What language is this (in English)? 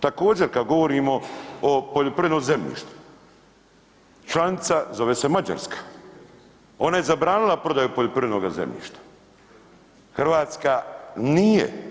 Croatian